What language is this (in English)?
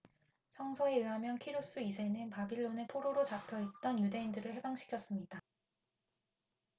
Korean